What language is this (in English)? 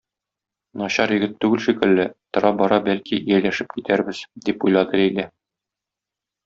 Tatar